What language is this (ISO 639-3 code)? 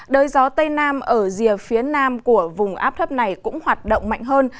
vie